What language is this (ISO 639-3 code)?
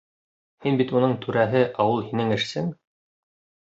bak